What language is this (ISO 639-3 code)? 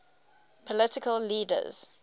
eng